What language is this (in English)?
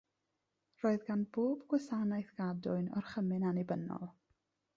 Welsh